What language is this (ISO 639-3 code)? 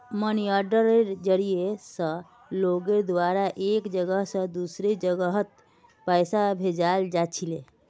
mag